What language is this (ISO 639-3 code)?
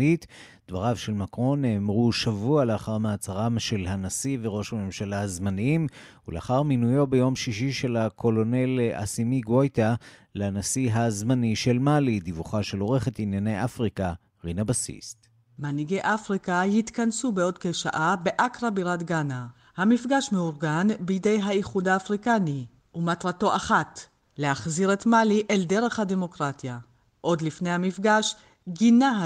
heb